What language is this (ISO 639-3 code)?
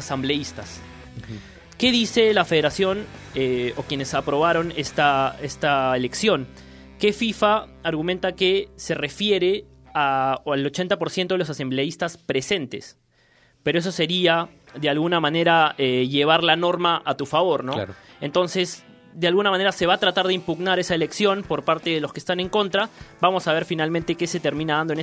spa